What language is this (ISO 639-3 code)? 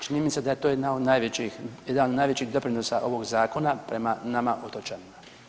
hrv